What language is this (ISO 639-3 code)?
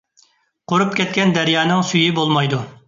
uig